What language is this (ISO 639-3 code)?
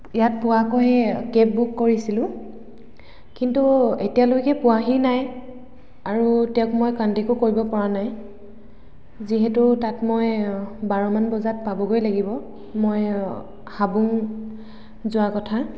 asm